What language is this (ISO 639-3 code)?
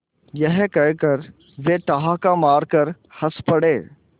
hin